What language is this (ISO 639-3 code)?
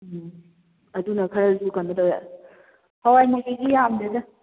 mni